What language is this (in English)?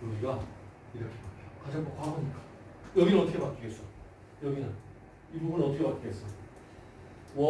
Korean